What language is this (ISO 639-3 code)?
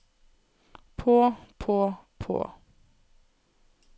nor